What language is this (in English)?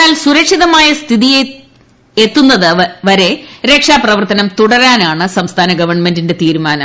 Malayalam